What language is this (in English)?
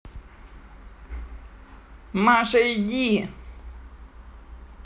Russian